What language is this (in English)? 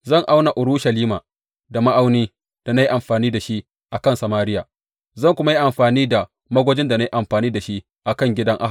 Hausa